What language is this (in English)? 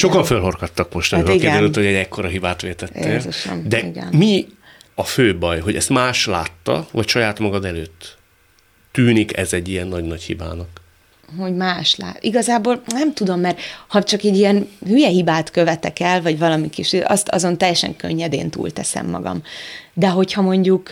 Hungarian